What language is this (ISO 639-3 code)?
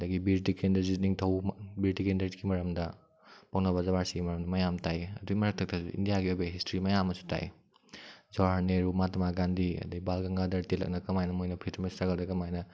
mni